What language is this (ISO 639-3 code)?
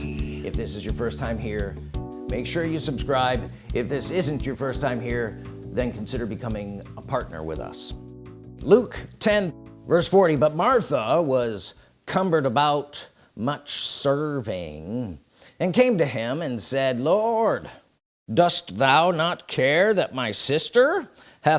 eng